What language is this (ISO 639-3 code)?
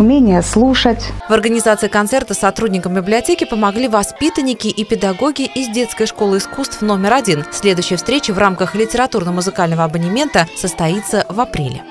rus